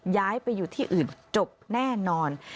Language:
Thai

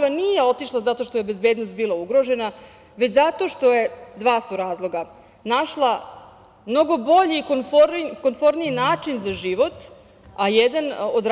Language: Serbian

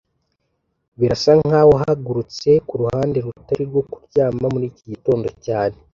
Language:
Kinyarwanda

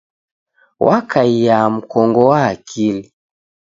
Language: Taita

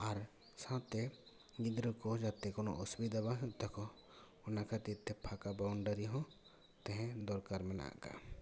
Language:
Santali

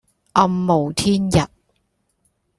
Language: Cantonese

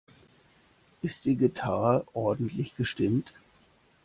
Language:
German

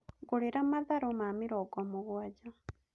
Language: Kikuyu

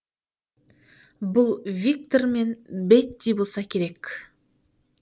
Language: Kazakh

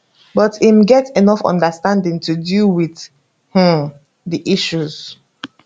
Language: Nigerian Pidgin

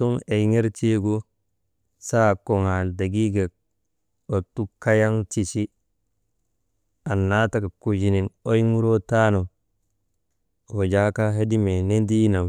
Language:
Maba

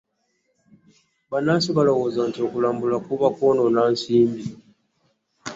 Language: Ganda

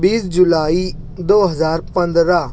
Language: Urdu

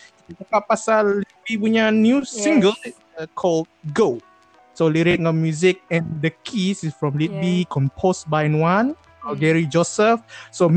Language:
Malay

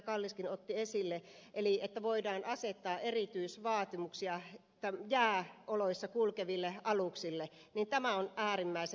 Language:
Finnish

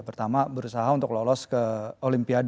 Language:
Indonesian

